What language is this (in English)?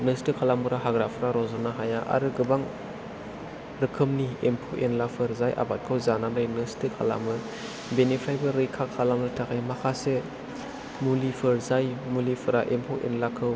Bodo